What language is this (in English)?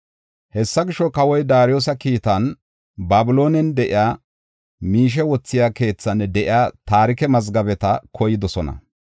Gofa